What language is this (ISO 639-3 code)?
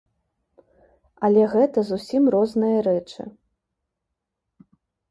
bel